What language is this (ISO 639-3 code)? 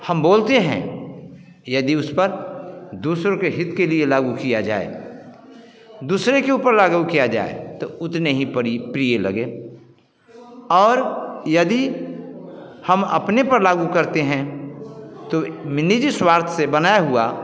hin